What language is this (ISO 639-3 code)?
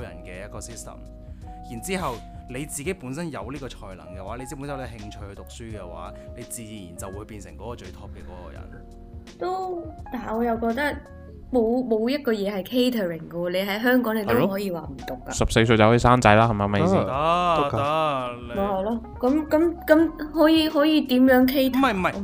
zho